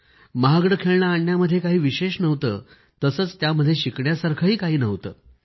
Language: Marathi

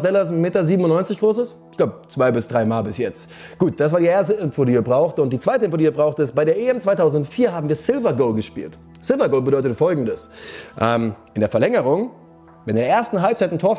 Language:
German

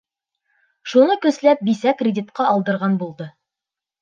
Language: Bashkir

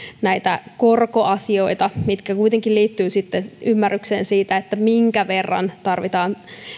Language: Finnish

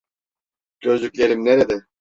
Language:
Turkish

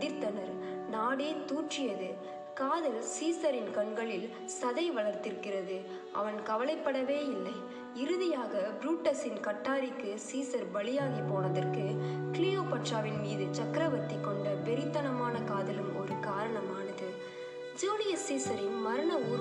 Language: Tamil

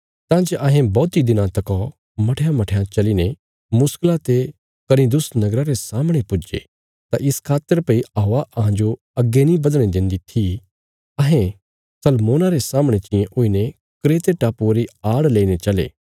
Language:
Bilaspuri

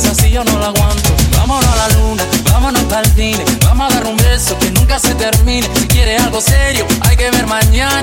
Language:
Slovak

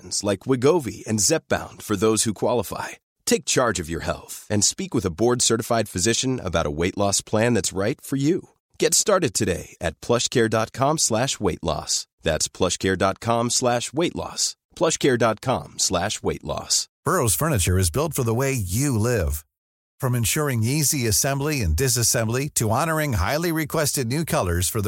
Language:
Persian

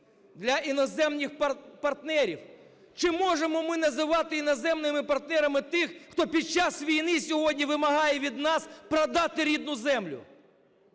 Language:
Ukrainian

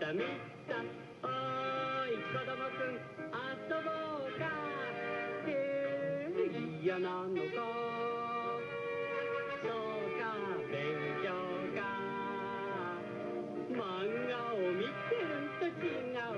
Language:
Japanese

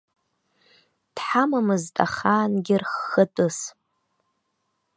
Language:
Abkhazian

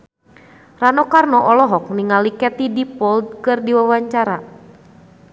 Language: Sundanese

